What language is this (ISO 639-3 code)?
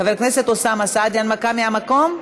heb